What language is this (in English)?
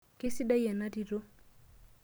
Masai